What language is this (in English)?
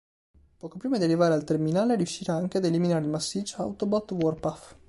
Italian